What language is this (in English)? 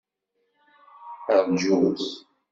Kabyle